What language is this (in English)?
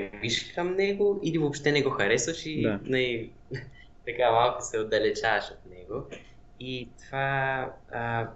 Bulgarian